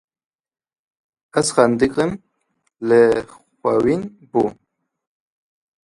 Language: Kurdish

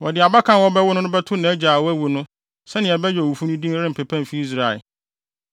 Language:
Akan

